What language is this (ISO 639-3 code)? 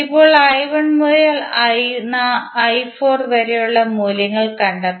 mal